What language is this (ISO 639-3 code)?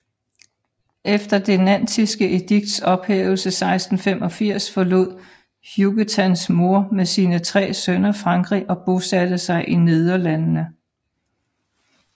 dan